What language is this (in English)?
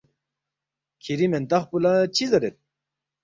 Balti